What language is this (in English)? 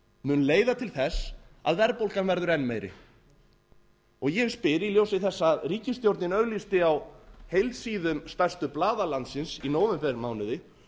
Icelandic